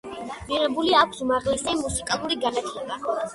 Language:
Georgian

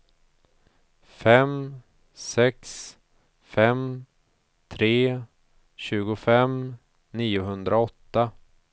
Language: Swedish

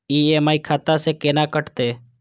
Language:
Maithili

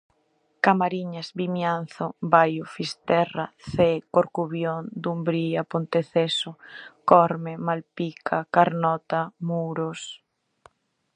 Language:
Galician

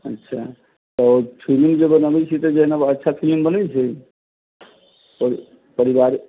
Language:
Maithili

